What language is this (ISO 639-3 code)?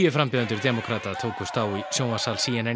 isl